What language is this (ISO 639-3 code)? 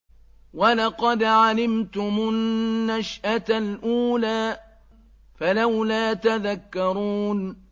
ara